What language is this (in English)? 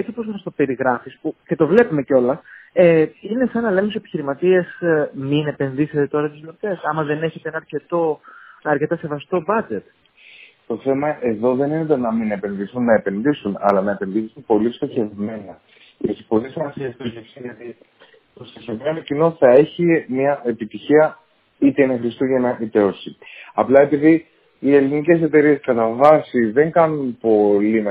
Greek